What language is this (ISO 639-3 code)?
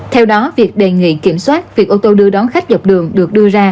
vie